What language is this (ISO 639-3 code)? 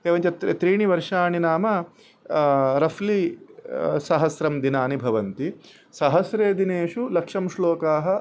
san